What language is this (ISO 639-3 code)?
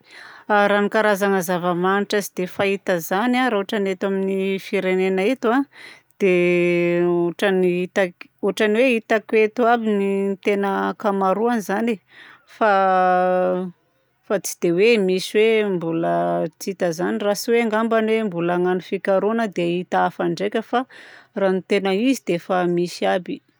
bzc